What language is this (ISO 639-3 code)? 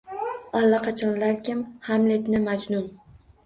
uzb